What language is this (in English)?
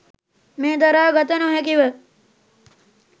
Sinhala